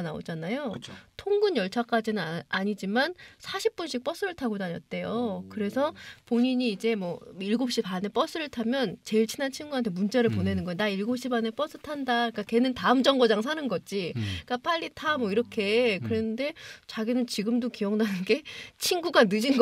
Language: Korean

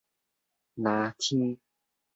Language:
Min Nan Chinese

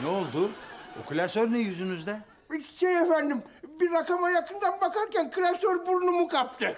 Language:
Turkish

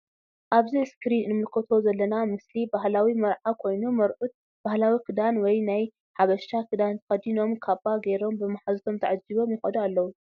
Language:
Tigrinya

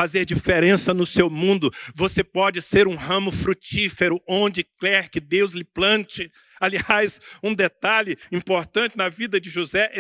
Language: Portuguese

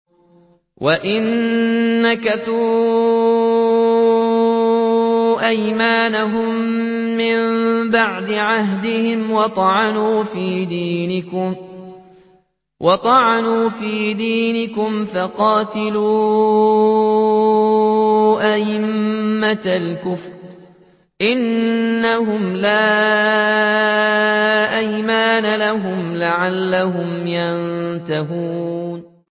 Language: Arabic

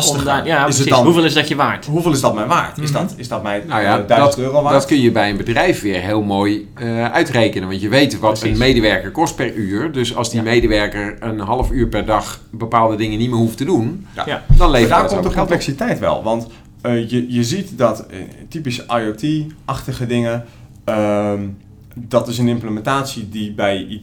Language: Dutch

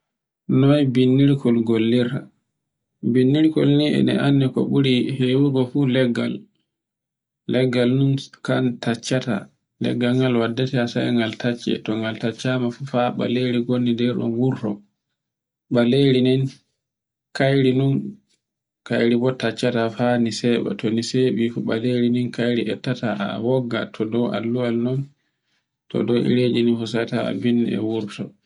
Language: Borgu Fulfulde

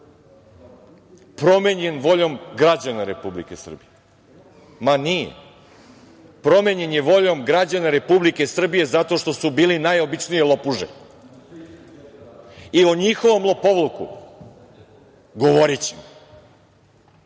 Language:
Serbian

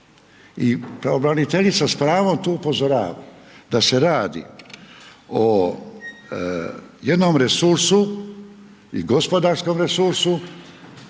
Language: Croatian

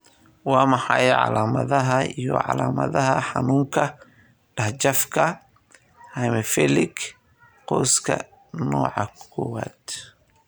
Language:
Somali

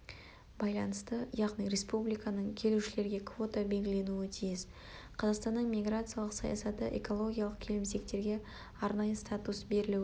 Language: Kazakh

